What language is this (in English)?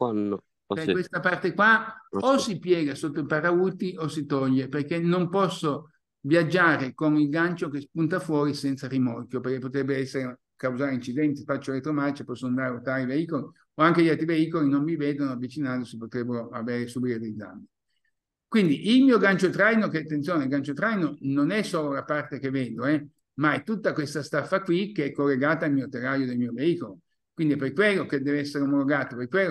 Italian